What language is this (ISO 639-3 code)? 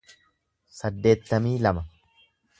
orm